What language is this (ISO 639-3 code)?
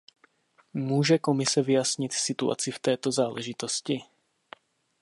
ces